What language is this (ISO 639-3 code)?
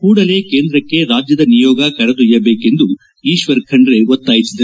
kan